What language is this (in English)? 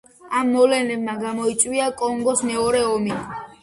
Georgian